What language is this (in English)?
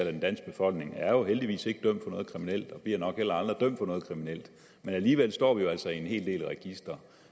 Danish